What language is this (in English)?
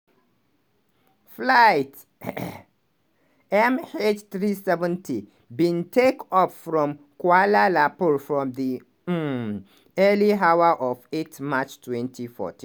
Nigerian Pidgin